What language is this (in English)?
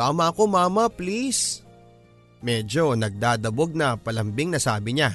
Filipino